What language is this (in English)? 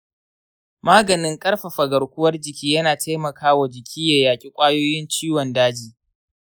Hausa